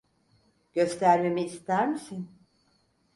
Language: Turkish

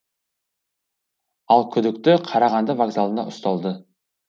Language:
Kazakh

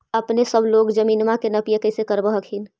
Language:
Magahi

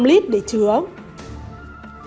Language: Vietnamese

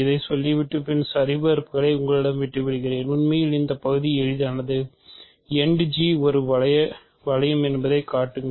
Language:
Tamil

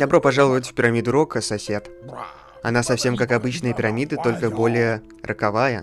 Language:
Russian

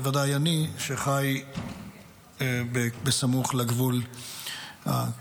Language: Hebrew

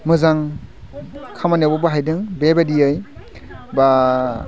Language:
Bodo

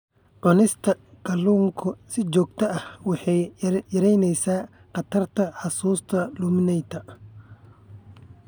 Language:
Somali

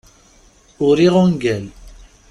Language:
Kabyle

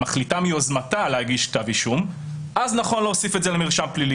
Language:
Hebrew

